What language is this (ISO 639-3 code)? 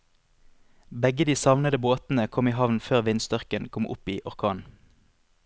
nor